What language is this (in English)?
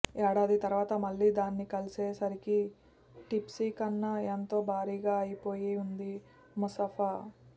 Telugu